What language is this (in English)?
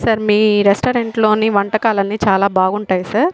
Telugu